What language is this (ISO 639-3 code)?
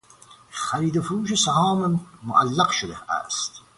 fas